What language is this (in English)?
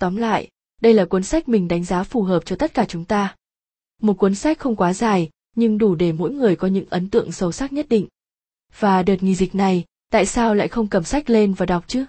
Vietnamese